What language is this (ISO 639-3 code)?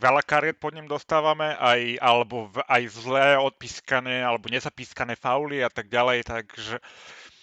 slk